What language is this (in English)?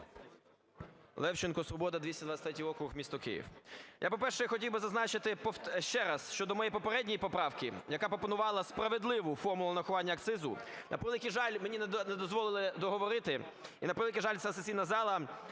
Ukrainian